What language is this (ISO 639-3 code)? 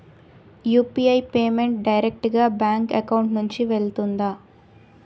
tel